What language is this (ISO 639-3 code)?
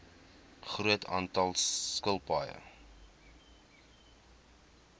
afr